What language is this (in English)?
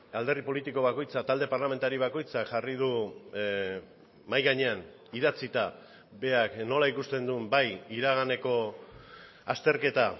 Basque